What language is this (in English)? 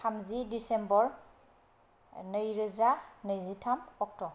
Bodo